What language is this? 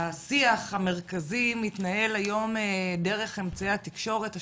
Hebrew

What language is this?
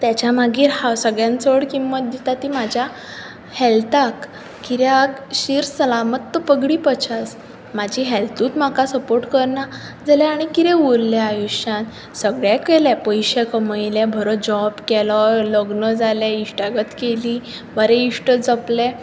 Konkani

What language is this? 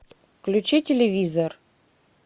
Russian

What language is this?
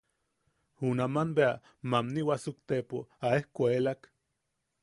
Yaqui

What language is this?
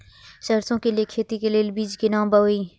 Maithili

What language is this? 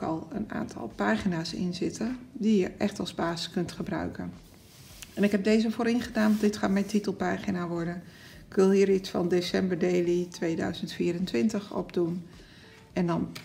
Dutch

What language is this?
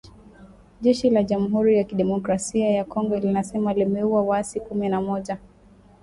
Swahili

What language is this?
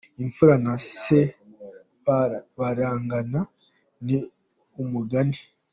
Kinyarwanda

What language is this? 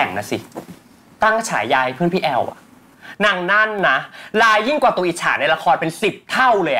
Thai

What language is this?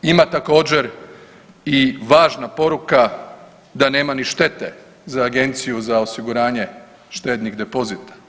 Croatian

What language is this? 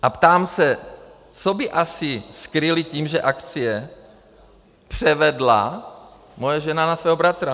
Czech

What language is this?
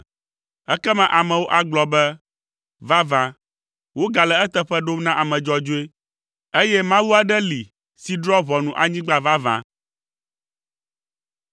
Ewe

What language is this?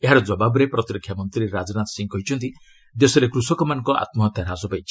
Odia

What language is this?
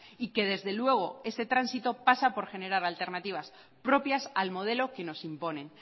Spanish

